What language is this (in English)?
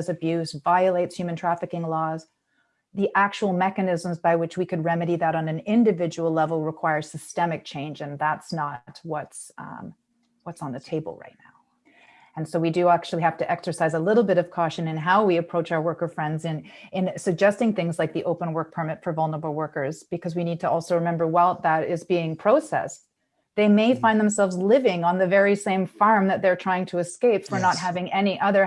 English